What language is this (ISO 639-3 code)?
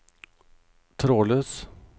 nor